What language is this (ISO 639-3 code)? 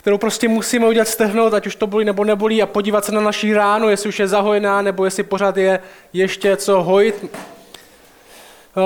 ces